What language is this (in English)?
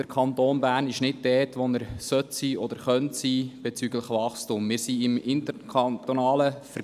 Swiss German